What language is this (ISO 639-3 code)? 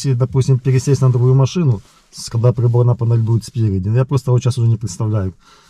rus